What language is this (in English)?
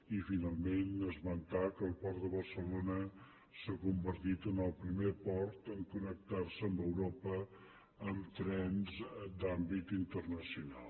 Catalan